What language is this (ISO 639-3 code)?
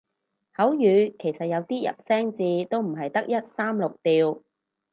yue